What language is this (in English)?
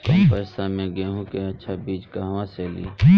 Bhojpuri